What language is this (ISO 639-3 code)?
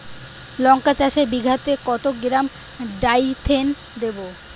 ben